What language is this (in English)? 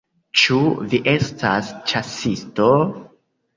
Esperanto